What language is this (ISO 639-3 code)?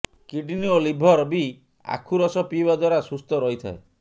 ori